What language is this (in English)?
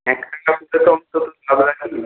Bangla